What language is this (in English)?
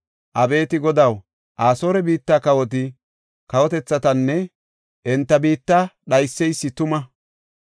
Gofa